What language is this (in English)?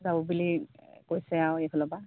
Assamese